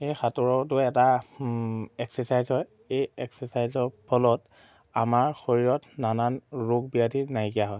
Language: Assamese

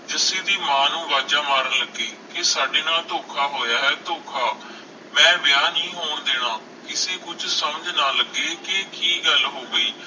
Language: Punjabi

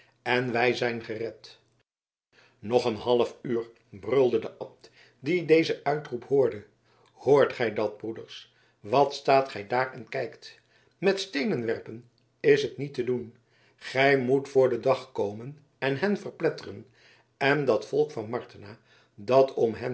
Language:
Dutch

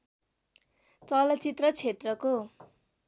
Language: Nepali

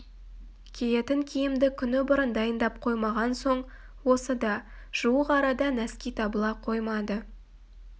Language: Kazakh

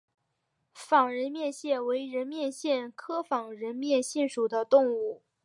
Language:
Chinese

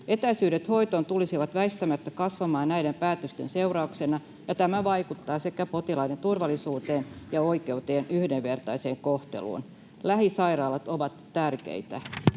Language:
Finnish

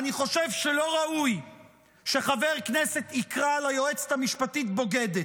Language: Hebrew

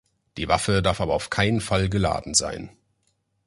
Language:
German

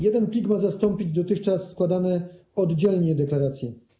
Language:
Polish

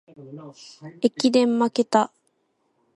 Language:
Japanese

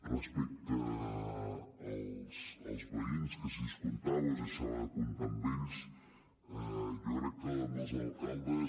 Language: Catalan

